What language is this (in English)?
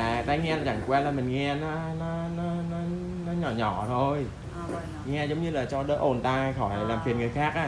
Vietnamese